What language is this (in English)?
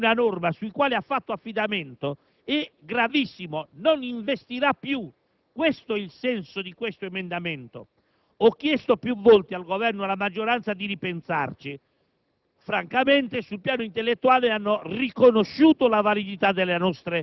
Italian